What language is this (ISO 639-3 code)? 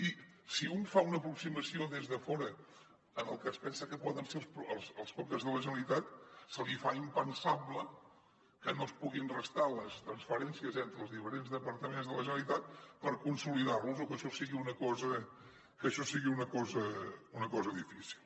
cat